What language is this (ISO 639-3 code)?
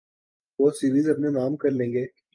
urd